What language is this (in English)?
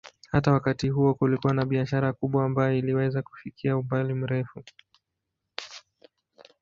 Swahili